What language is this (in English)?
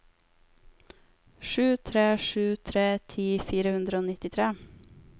Norwegian